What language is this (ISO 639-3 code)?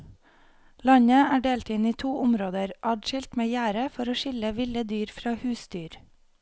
nor